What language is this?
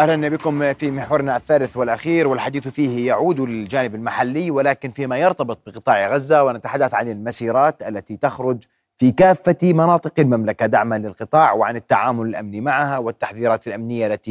Arabic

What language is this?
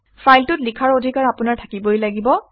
Assamese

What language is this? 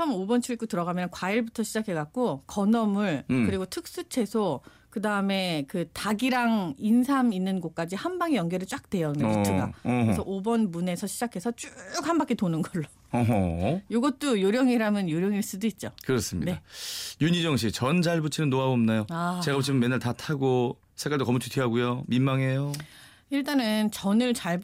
Korean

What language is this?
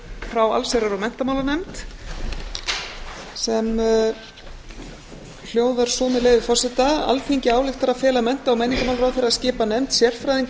Icelandic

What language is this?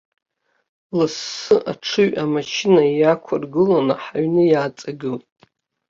Abkhazian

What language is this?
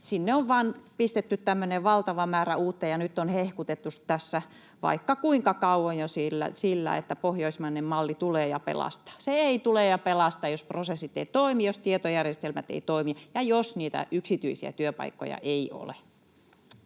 Finnish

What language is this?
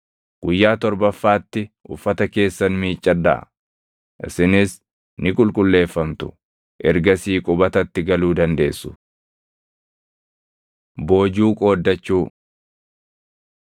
Oromo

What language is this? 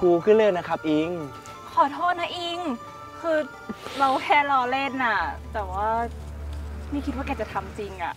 Thai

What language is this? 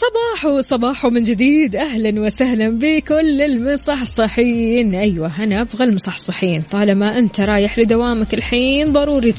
Arabic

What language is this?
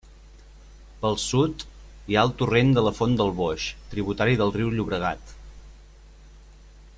Catalan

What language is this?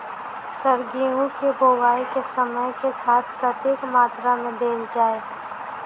Maithili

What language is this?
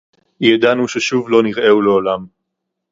Hebrew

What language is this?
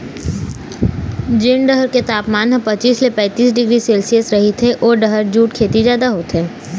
Chhattisgarhi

